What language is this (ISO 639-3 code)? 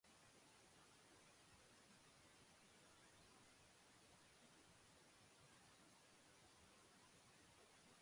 eus